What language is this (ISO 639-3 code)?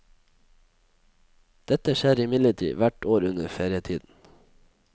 nor